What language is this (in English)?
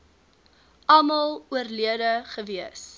Afrikaans